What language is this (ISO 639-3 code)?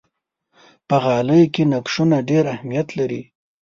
pus